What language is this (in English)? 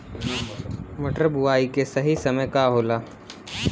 Bhojpuri